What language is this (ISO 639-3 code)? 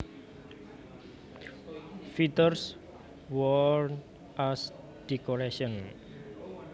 jav